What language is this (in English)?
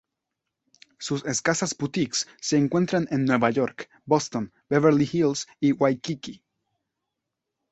Spanish